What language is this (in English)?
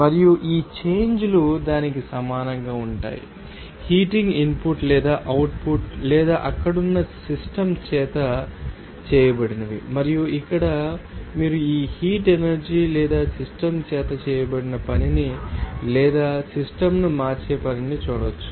Telugu